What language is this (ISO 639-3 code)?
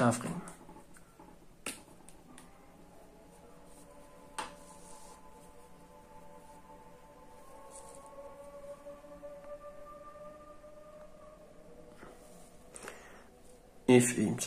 ara